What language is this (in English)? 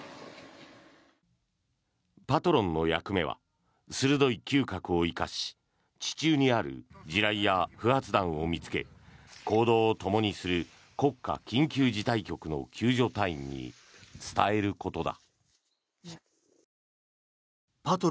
Japanese